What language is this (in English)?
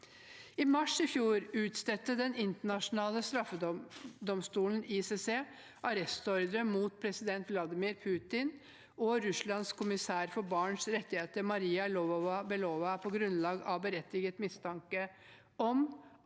Norwegian